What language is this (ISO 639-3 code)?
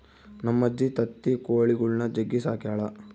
kan